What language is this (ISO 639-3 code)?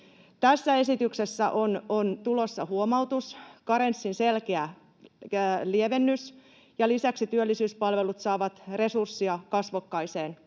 fin